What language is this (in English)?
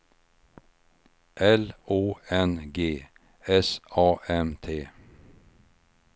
Swedish